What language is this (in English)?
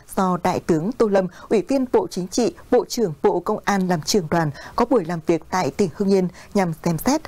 Vietnamese